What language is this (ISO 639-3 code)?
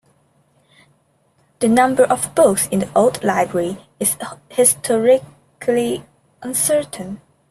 eng